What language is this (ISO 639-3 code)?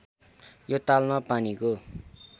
nep